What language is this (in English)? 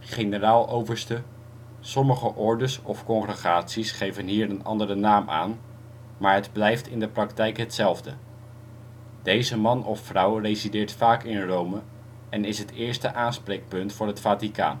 Dutch